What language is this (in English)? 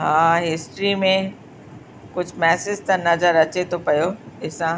Sindhi